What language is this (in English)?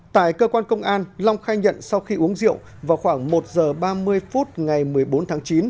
Vietnamese